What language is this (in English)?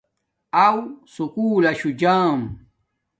Domaaki